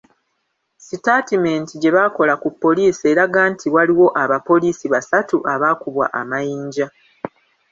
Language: Ganda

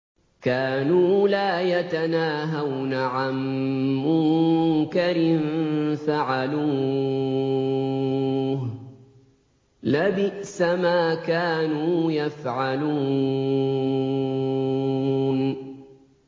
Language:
Arabic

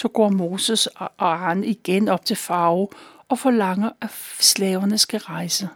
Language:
Danish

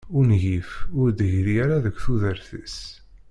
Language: Kabyle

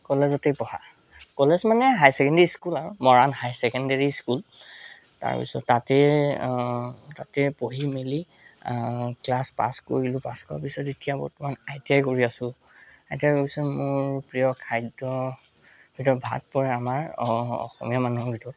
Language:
Assamese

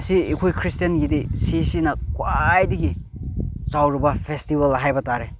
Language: Manipuri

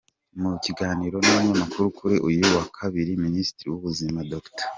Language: Kinyarwanda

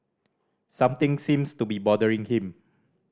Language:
English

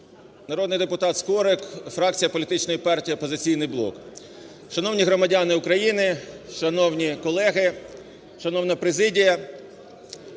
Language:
Ukrainian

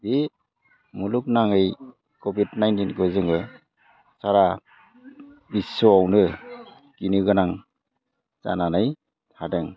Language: Bodo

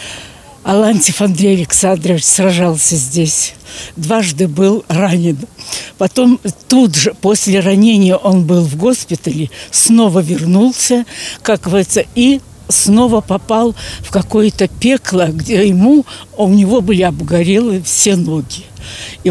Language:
Russian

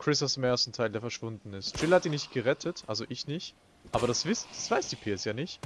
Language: German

